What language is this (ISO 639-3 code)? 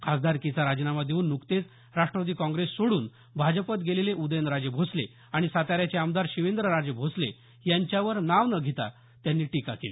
mar